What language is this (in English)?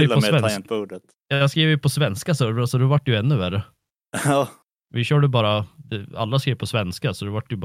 Swedish